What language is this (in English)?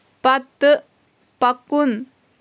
Kashmiri